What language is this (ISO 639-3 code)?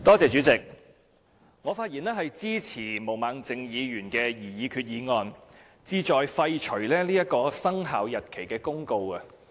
yue